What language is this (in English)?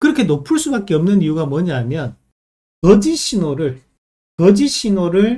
Korean